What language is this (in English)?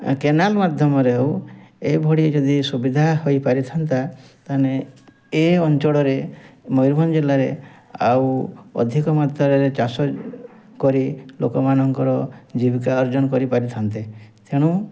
Odia